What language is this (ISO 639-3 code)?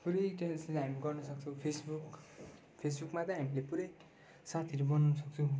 nep